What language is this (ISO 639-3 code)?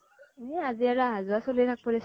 asm